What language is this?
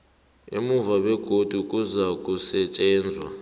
South Ndebele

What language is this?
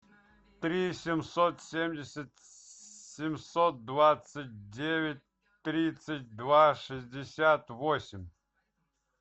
Russian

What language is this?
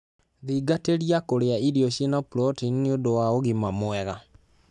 Kikuyu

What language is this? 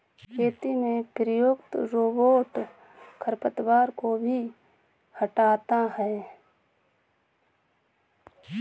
Hindi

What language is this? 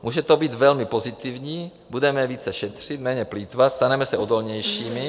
Czech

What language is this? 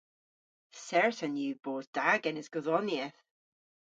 Cornish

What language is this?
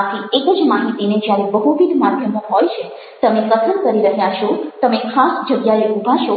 Gujarati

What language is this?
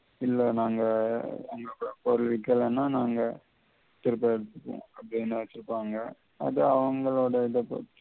Tamil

